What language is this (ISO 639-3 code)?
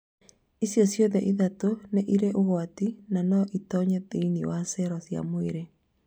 kik